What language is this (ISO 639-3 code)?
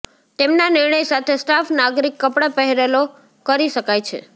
guj